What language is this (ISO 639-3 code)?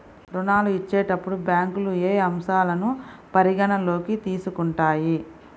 tel